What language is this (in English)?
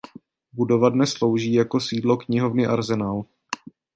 Czech